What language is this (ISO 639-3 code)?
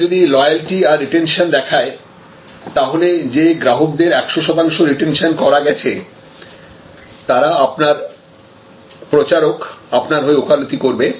ben